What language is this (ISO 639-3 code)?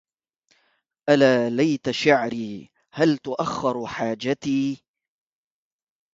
ara